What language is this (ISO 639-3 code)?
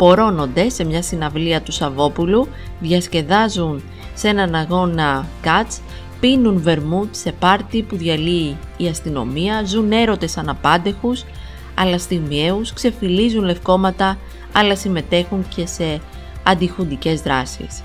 ell